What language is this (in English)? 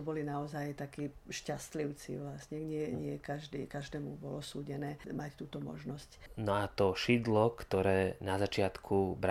Slovak